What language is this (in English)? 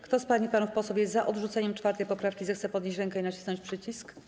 Polish